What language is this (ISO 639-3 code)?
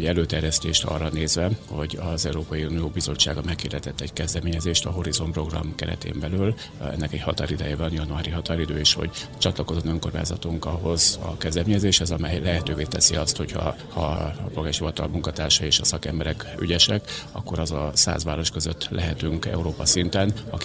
hun